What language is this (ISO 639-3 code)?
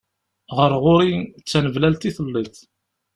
kab